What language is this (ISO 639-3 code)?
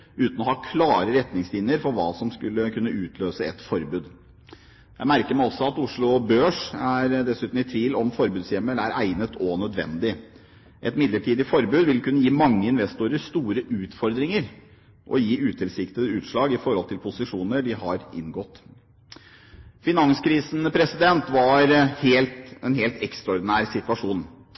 nob